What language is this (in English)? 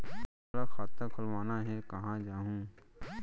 Chhattisgarhi